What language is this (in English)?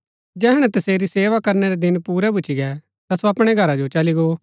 Gaddi